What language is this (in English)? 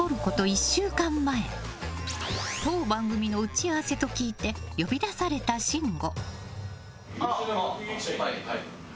Japanese